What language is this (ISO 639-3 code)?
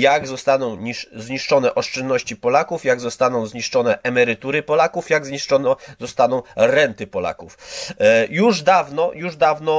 pol